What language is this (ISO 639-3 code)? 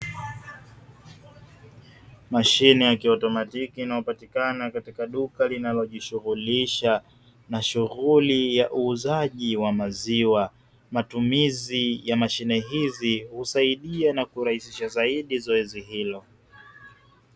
swa